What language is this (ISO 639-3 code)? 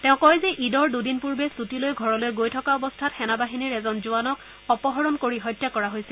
asm